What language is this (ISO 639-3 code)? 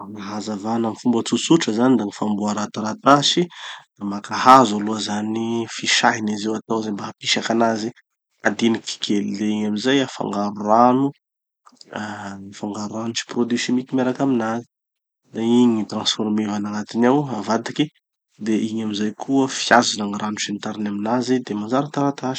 txy